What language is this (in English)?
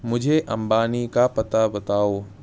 Urdu